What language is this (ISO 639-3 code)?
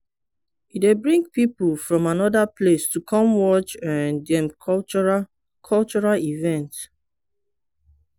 pcm